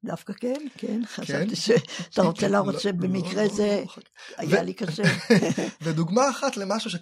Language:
Hebrew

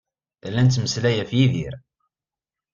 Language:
Kabyle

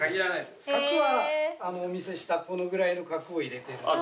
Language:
Japanese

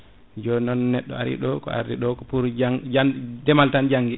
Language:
Fula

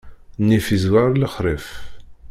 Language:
Kabyle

